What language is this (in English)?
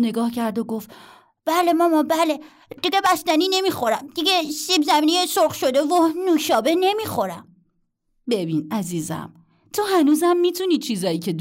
Persian